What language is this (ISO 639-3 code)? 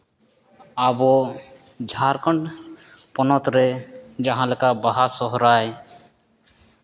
sat